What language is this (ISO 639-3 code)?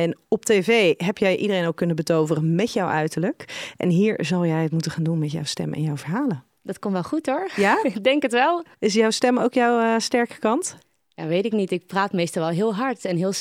nld